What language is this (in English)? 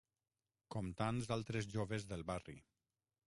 Catalan